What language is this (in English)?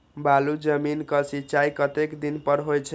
Maithili